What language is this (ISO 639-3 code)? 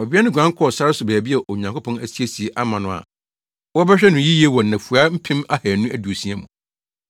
aka